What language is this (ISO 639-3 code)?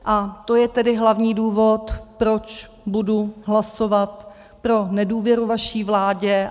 ces